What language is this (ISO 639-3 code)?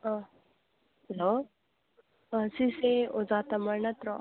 mni